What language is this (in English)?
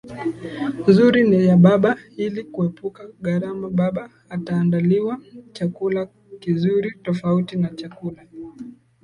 Swahili